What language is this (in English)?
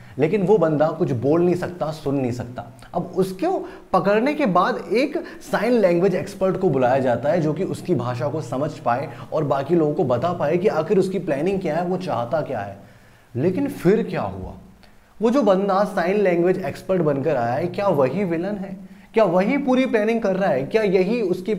Hindi